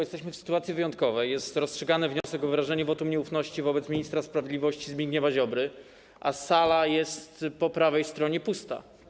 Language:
Polish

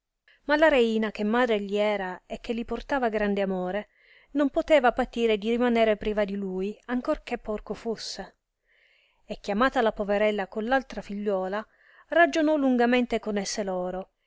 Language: Italian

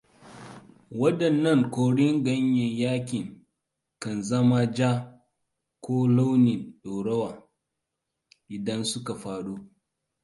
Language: Hausa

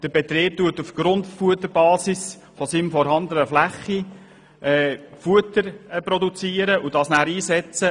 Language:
Swiss German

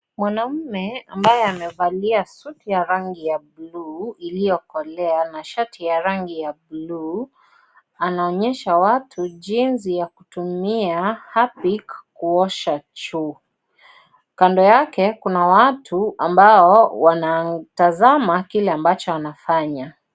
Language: Swahili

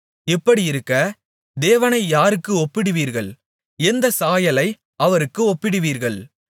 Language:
Tamil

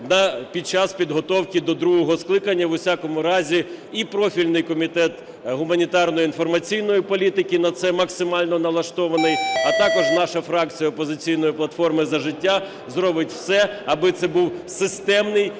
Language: Ukrainian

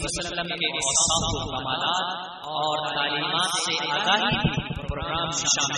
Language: Urdu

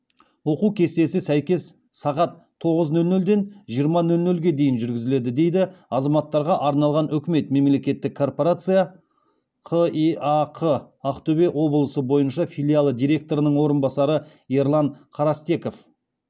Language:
Kazakh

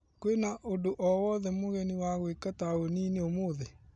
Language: Kikuyu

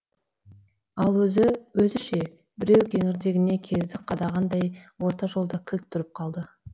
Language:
Kazakh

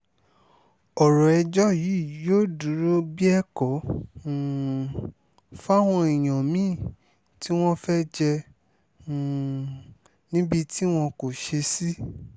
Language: Yoruba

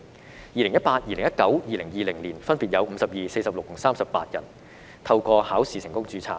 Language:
Cantonese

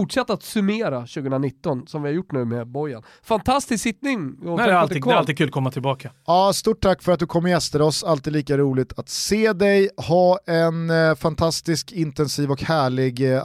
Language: Swedish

